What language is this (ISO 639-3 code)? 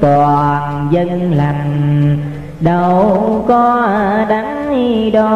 vie